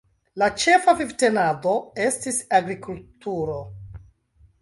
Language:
Esperanto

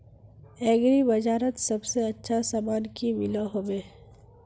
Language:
Magahi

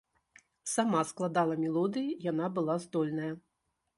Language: Belarusian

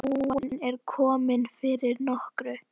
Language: Icelandic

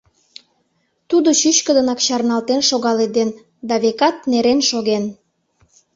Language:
Mari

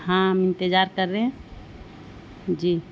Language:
Urdu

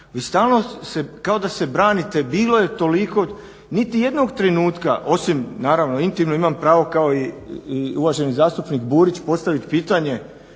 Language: Croatian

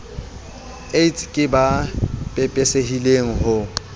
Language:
Southern Sotho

